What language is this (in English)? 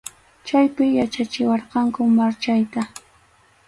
Arequipa-La Unión Quechua